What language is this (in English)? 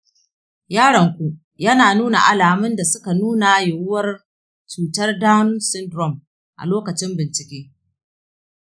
Hausa